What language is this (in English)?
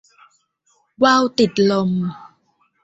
Thai